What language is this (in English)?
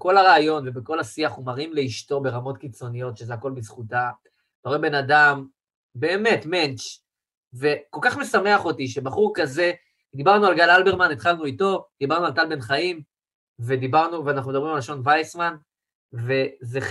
Hebrew